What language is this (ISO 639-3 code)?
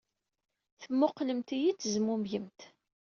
kab